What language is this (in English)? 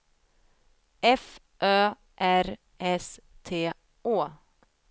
Swedish